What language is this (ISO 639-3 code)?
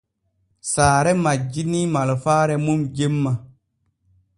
fue